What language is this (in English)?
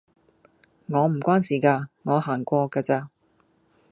Cantonese